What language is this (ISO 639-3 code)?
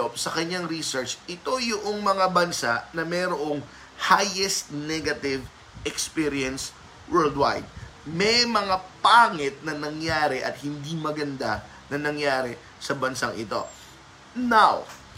fil